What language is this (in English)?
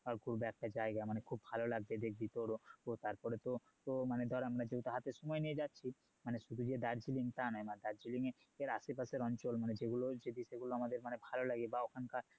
Bangla